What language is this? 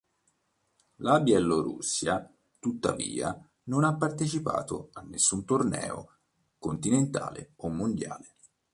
Italian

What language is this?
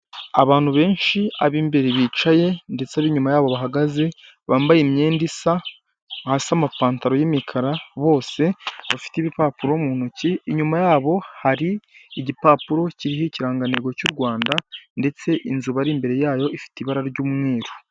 Kinyarwanda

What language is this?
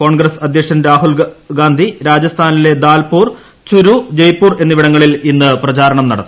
Malayalam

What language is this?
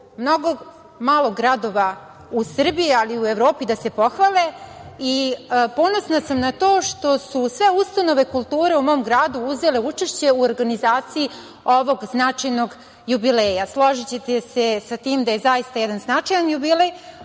Serbian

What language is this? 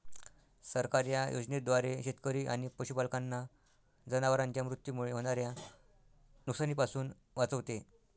Marathi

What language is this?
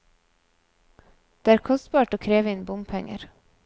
Norwegian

